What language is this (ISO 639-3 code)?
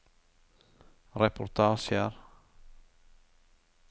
nor